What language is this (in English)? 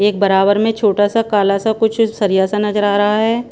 Hindi